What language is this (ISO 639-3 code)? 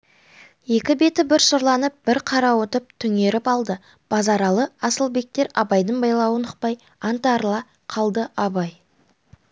kaz